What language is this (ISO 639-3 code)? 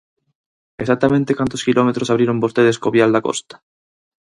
glg